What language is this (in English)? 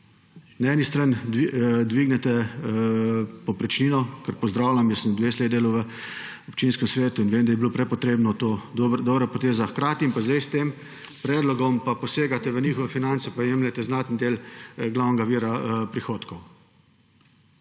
Slovenian